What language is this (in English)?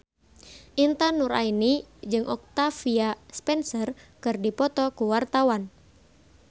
Sundanese